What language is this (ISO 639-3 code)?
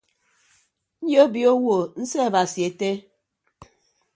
ibb